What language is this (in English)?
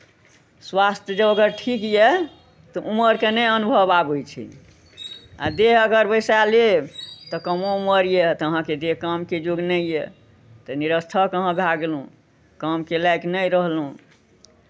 Maithili